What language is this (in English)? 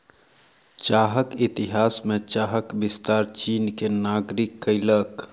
Maithili